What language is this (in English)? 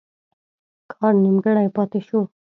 Pashto